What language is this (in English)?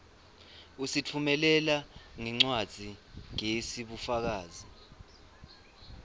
Swati